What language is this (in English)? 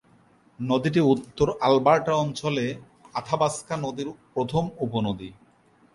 Bangla